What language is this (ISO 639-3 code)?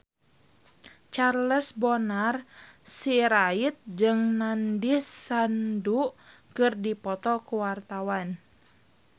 sun